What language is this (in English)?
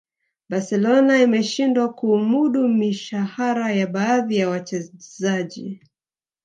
Swahili